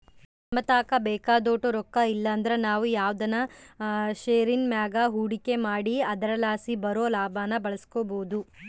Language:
Kannada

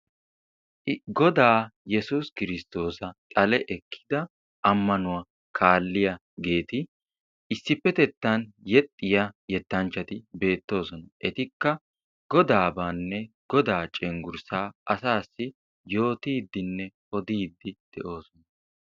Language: Wolaytta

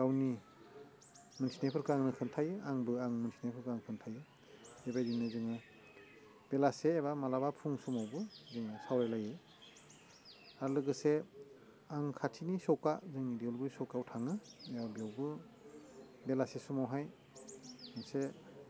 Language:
Bodo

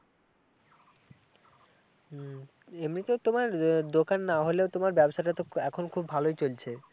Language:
Bangla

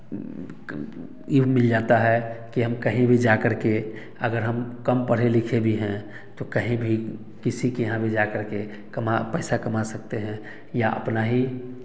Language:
Hindi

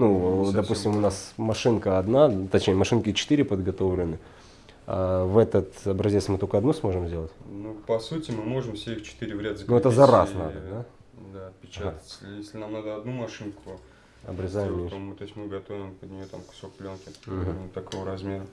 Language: Russian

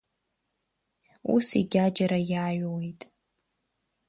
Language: Abkhazian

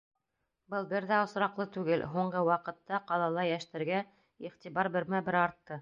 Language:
Bashkir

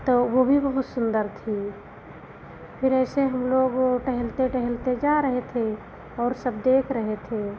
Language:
Hindi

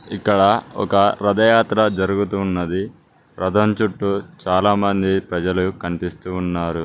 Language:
Telugu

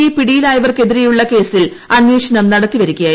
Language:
Malayalam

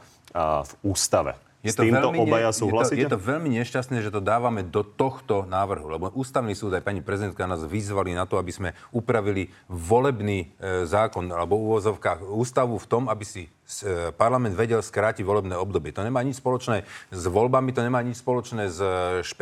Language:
Slovak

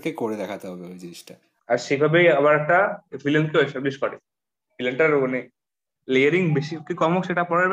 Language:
Bangla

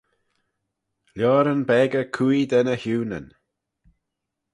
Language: Manx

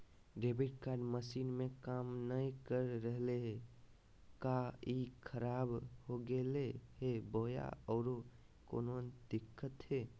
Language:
Magahi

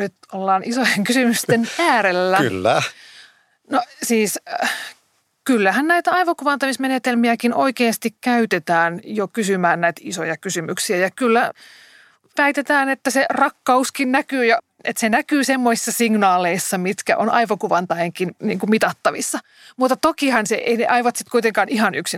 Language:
Finnish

